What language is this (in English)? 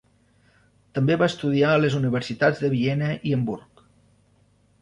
Catalan